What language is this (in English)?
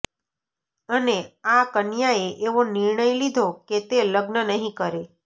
Gujarati